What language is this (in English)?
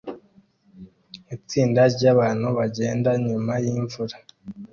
Kinyarwanda